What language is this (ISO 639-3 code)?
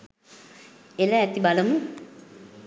sin